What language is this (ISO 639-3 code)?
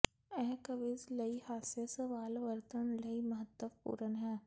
pan